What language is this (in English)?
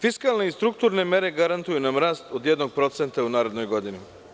Serbian